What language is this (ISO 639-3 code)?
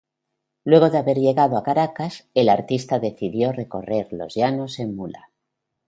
spa